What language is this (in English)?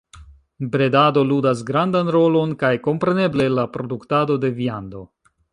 Esperanto